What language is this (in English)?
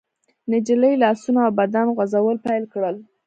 Pashto